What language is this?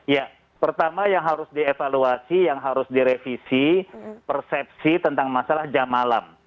Indonesian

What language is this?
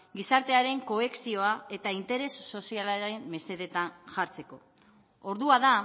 Basque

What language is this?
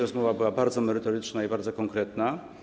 Polish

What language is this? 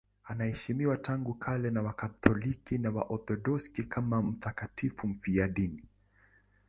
Swahili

